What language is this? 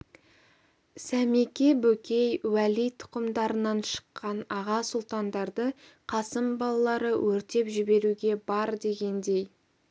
Kazakh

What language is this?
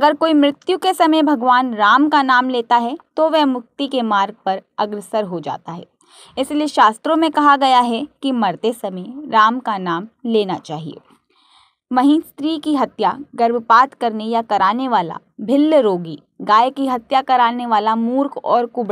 Hindi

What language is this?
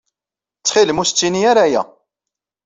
Kabyle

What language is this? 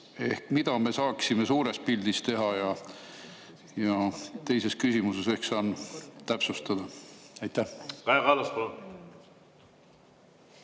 Estonian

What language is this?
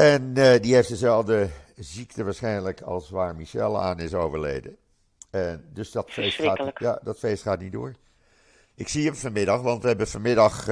Dutch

